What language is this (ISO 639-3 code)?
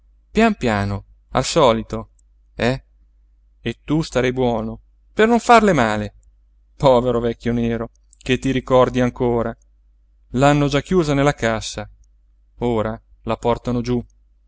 ita